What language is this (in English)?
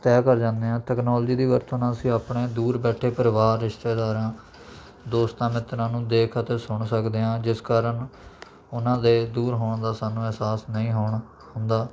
Punjabi